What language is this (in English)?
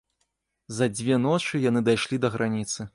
Belarusian